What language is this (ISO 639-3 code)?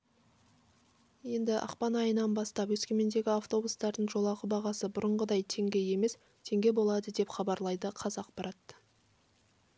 kaz